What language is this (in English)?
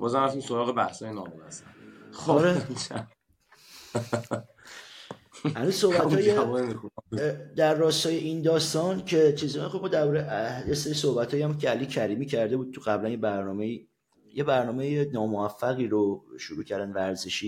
Persian